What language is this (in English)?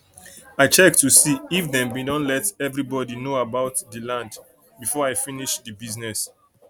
Nigerian Pidgin